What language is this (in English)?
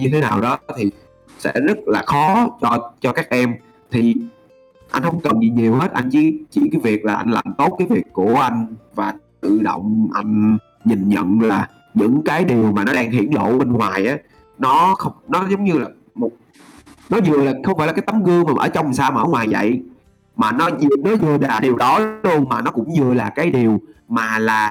Vietnamese